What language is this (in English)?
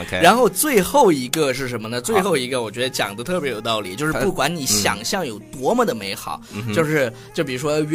Chinese